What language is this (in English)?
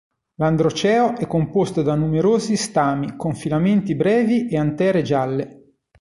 Italian